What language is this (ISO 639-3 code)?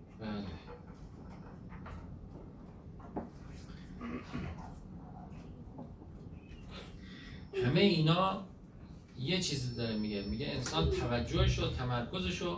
fas